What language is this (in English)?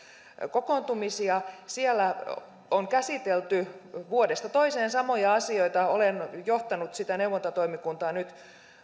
Finnish